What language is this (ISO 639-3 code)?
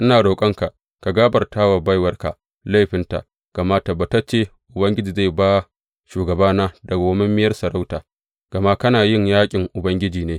hau